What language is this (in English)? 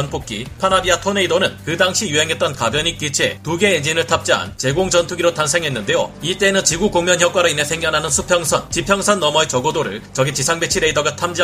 Korean